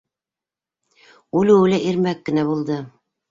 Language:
Bashkir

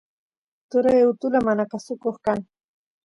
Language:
Santiago del Estero Quichua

